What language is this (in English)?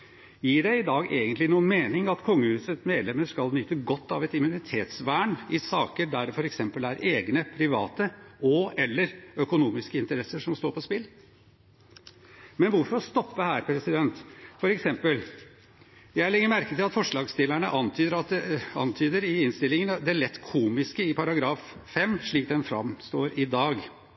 Norwegian Bokmål